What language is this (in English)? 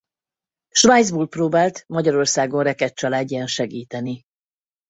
Hungarian